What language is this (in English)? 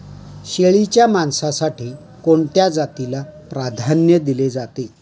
Marathi